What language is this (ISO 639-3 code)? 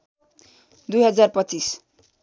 nep